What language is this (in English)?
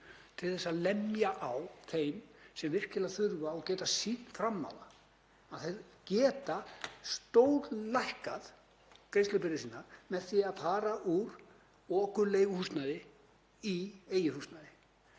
Icelandic